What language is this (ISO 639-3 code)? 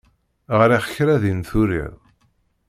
kab